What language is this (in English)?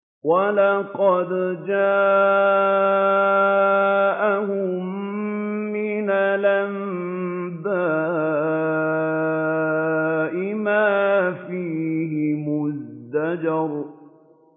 Arabic